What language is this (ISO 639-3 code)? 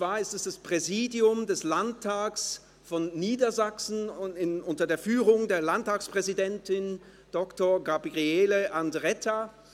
gsw